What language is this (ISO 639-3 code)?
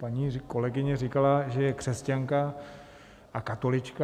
ces